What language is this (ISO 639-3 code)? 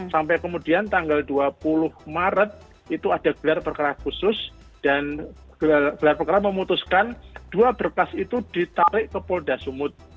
ind